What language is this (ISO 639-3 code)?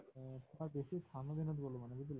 asm